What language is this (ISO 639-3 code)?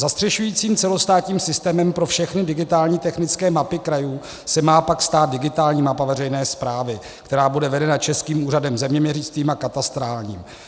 ces